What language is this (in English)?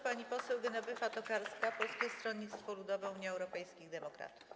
Polish